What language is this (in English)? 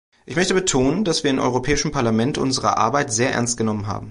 German